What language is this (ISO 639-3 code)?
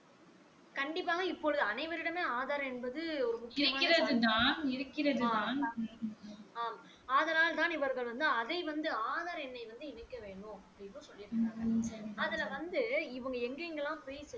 tam